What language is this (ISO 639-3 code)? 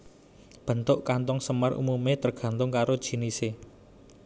jav